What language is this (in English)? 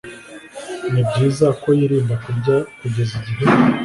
Kinyarwanda